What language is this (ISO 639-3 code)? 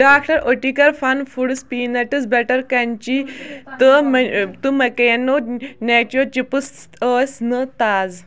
kas